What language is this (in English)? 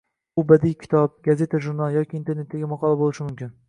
Uzbek